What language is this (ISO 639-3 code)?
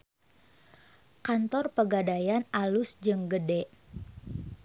sun